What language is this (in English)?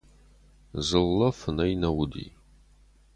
Ossetic